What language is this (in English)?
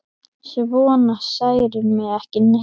Icelandic